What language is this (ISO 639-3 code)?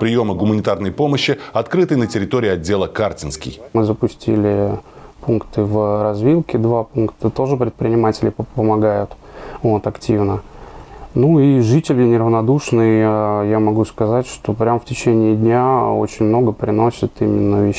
rus